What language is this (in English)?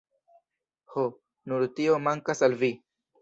Esperanto